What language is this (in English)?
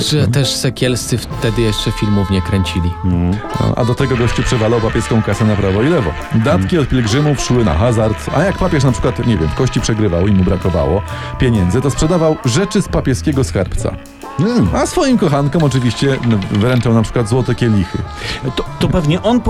Polish